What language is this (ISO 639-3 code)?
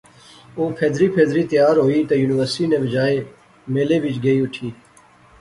phr